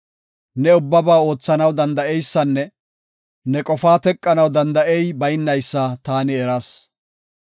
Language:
Gofa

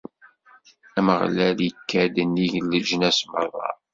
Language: Kabyle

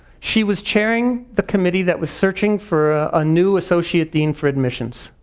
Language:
English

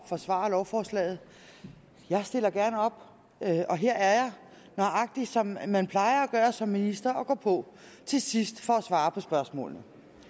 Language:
Danish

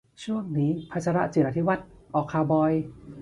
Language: Thai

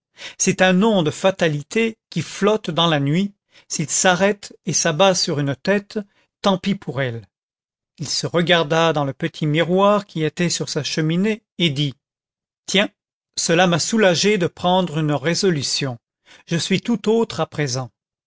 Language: French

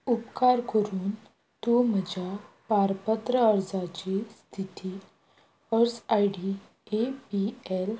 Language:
Konkani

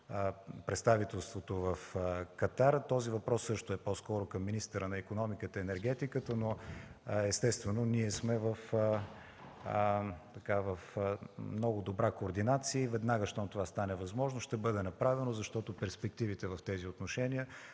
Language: Bulgarian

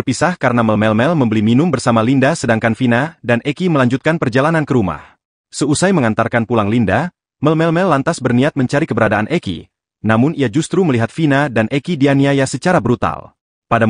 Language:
Indonesian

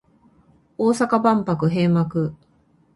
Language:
Japanese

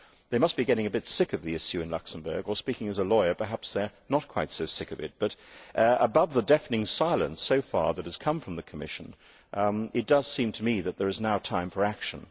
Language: English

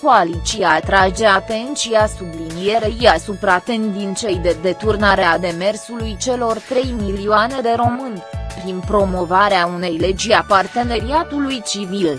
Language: Romanian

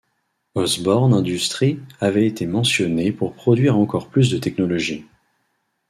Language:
French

